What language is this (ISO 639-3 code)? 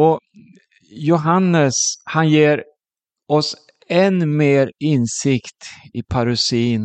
swe